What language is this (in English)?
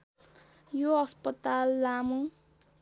Nepali